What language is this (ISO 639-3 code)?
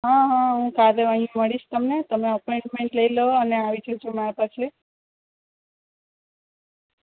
guj